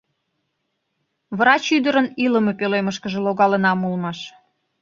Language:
Mari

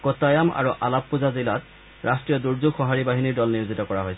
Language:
Assamese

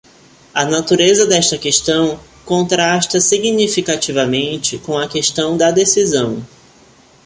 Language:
Portuguese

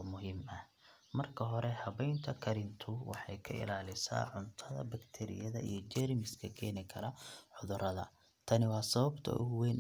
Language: Somali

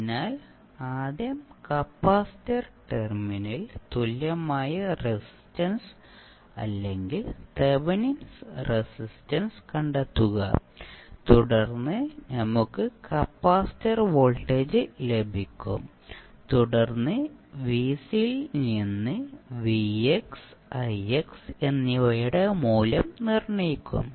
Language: Malayalam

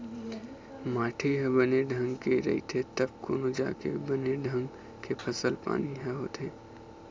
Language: Chhattisgarhi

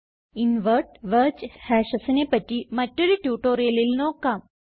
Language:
Malayalam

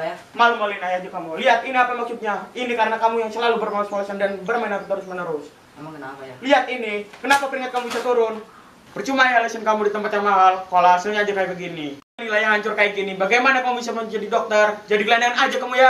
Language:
Indonesian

